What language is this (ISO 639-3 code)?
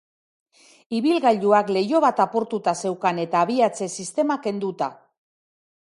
eus